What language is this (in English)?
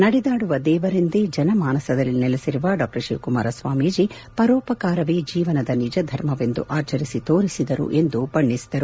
Kannada